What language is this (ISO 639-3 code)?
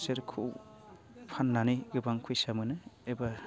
brx